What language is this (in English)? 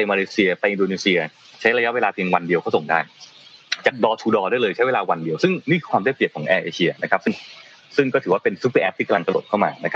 Thai